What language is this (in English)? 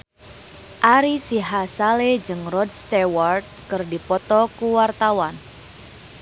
Sundanese